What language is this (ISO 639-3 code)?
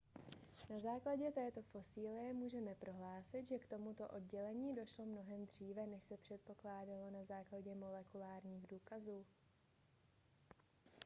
ces